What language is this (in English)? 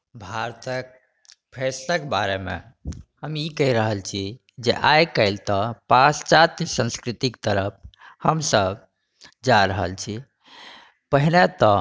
Maithili